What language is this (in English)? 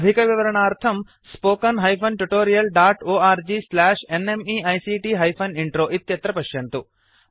Sanskrit